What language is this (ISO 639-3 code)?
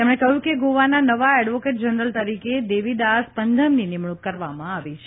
guj